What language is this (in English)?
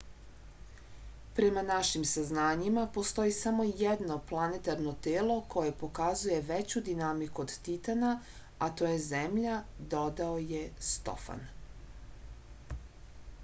Serbian